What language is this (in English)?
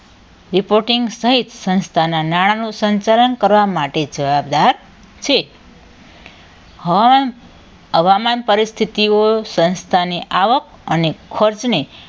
Gujarati